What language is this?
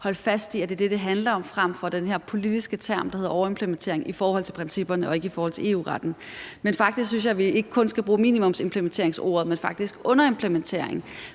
Danish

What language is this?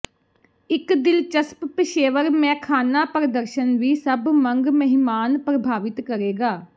Punjabi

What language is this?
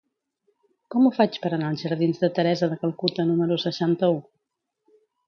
Catalan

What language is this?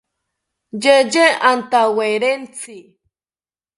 South Ucayali Ashéninka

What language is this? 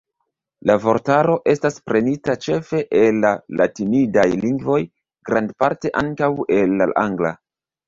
Esperanto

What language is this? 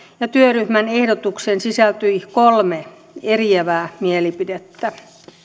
Finnish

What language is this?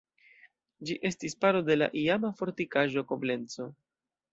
Esperanto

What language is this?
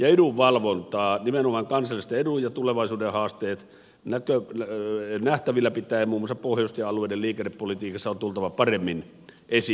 Finnish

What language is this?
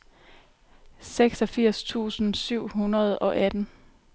Danish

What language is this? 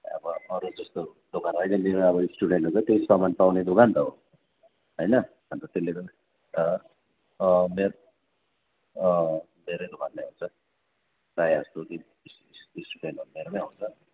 Nepali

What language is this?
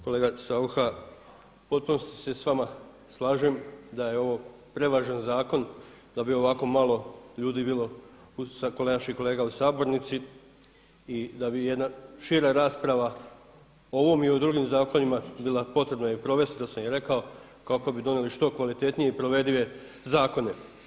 Croatian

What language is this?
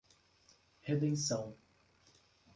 Portuguese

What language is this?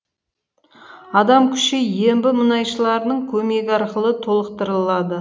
Kazakh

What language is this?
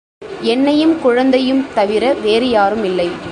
Tamil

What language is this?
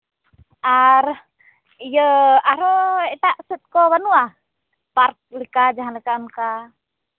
Santali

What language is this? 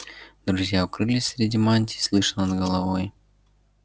Russian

